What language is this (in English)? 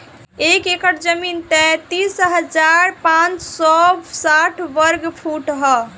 Bhojpuri